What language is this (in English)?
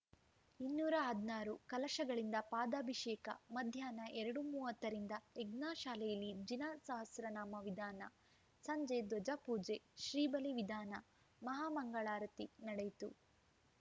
Kannada